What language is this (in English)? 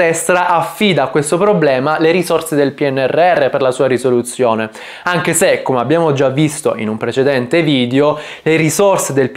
Italian